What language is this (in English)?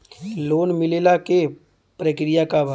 Bhojpuri